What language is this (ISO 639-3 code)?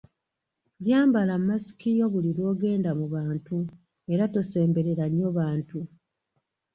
lug